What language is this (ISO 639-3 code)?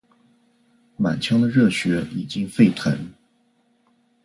zho